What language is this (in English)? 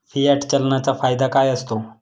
Marathi